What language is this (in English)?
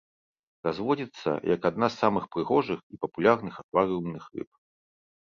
Belarusian